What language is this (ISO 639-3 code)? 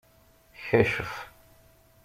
kab